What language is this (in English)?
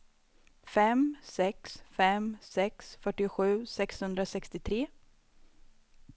Swedish